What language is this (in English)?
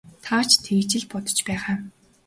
Mongolian